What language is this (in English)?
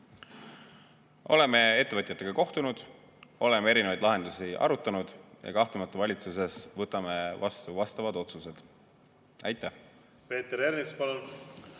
Estonian